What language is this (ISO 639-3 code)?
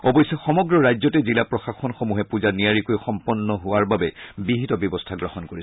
asm